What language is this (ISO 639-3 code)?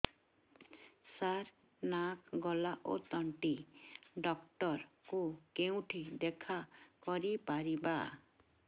ori